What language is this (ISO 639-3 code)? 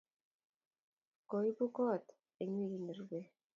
kln